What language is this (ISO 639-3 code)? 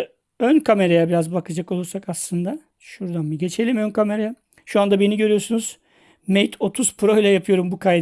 tur